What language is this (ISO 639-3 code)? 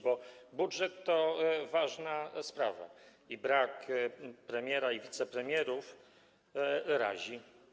pol